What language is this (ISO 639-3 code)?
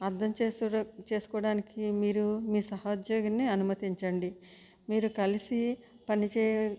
tel